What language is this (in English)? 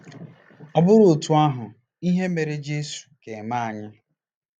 Igbo